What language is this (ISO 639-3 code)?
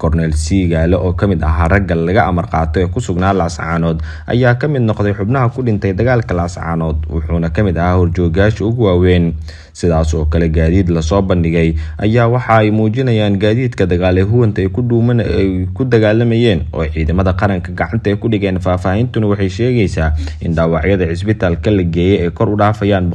ara